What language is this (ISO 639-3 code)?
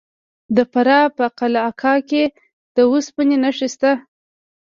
pus